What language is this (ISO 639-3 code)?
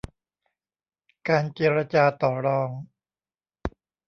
tha